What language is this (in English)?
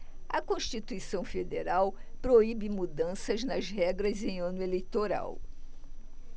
Portuguese